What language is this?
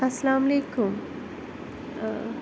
Kashmiri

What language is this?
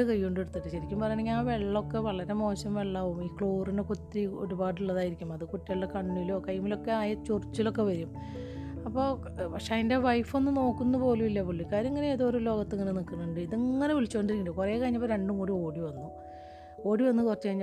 Malayalam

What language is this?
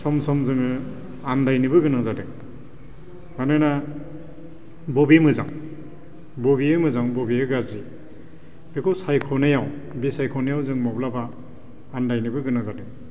Bodo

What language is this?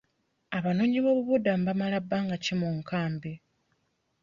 Ganda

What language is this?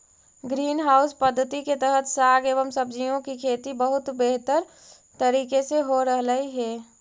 Magahi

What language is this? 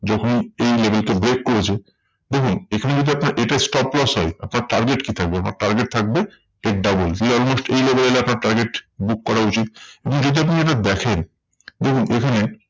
Bangla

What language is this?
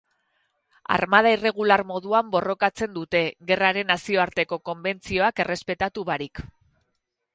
Basque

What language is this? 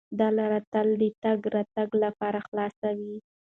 Pashto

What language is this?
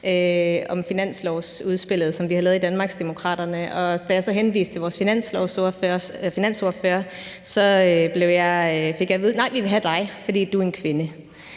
Danish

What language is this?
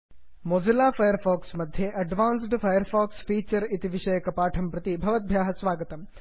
Sanskrit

